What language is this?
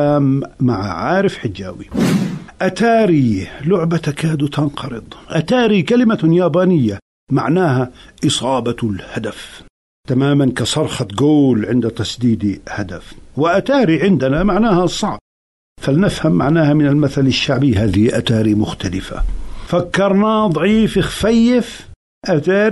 Arabic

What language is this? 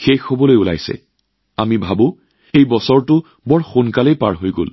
Assamese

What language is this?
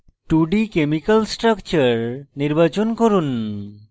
Bangla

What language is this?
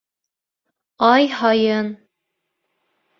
Bashkir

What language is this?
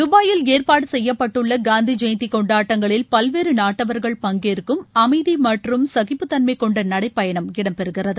Tamil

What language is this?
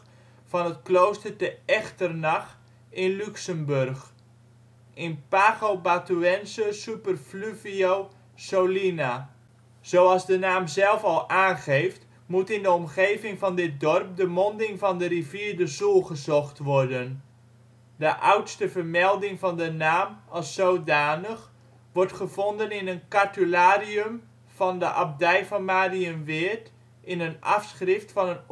Dutch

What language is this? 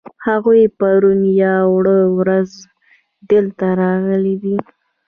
Pashto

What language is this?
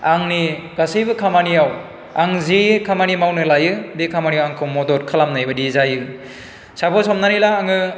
Bodo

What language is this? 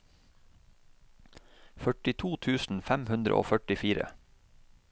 Norwegian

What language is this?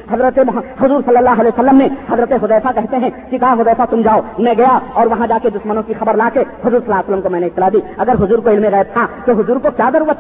Urdu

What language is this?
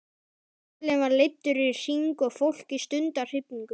Icelandic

